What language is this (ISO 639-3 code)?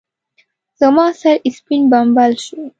pus